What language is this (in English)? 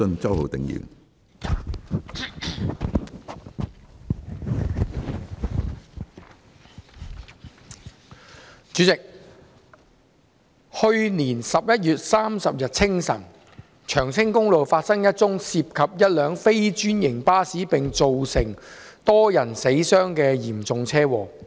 Cantonese